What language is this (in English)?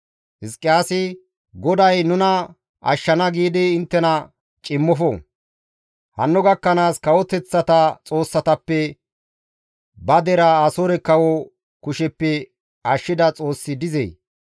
Gamo